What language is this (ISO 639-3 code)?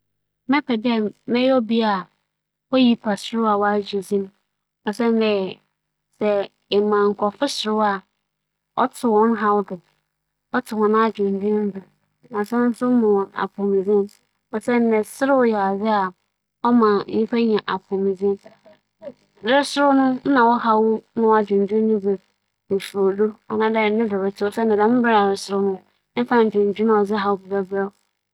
aka